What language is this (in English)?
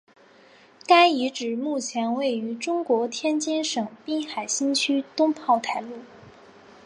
Chinese